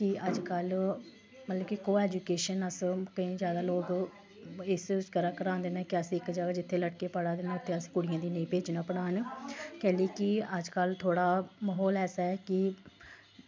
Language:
Dogri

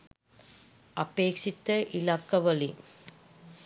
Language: Sinhala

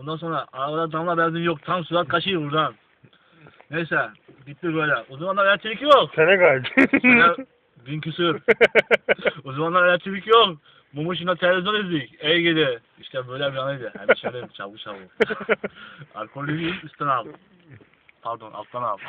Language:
Turkish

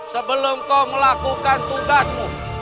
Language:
Indonesian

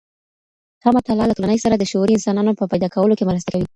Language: Pashto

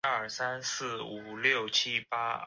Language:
Chinese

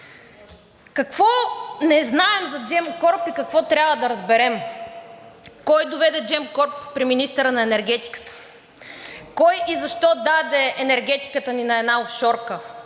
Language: Bulgarian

